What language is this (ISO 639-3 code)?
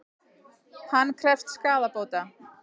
isl